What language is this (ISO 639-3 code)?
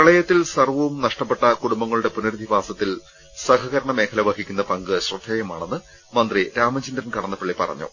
mal